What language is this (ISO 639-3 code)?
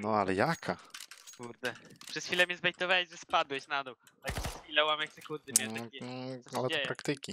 pol